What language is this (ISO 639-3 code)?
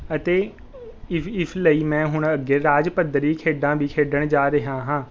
pan